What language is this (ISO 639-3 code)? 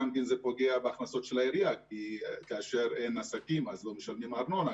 heb